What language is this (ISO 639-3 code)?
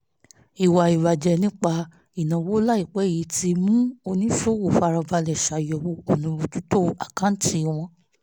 yor